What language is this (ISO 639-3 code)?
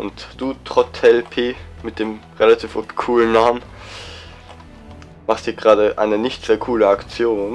deu